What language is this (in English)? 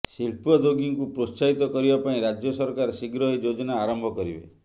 Odia